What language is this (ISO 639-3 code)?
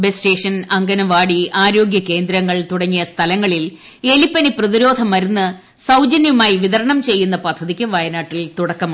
mal